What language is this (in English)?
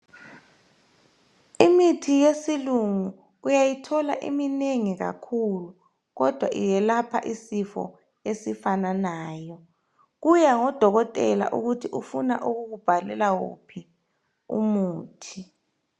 North Ndebele